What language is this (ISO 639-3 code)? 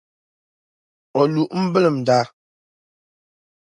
dag